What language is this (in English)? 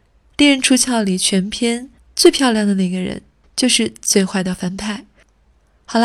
Chinese